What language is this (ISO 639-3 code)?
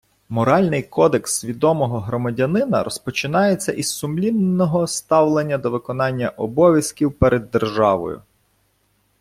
ukr